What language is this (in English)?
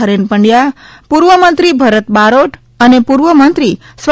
Gujarati